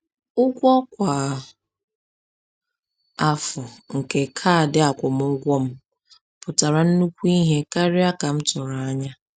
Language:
Igbo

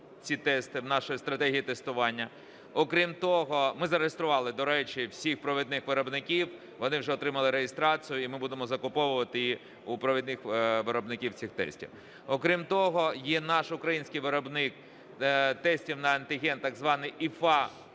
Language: Ukrainian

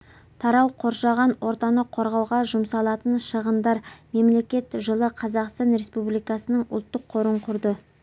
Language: Kazakh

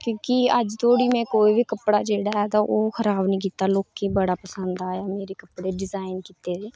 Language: Dogri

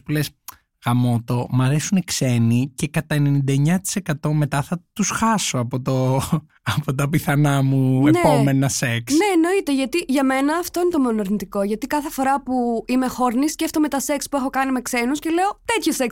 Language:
Greek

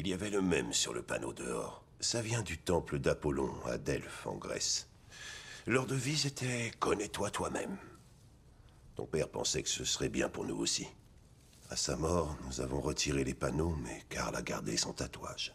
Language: French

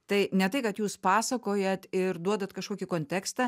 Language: Lithuanian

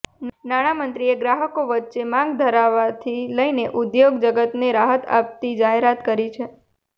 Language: Gujarati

